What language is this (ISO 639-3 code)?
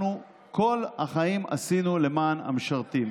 heb